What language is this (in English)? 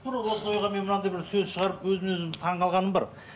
Kazakh